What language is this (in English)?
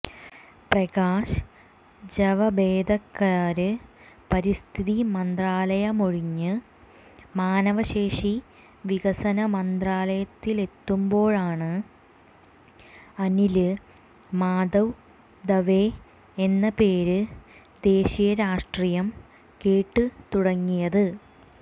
Malayalam